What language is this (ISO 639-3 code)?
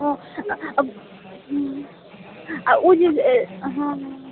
mai